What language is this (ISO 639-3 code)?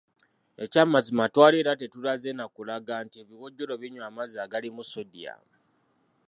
lug